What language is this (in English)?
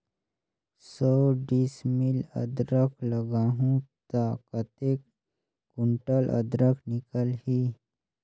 Chhattisgarhi